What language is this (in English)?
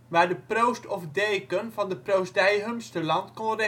Dutch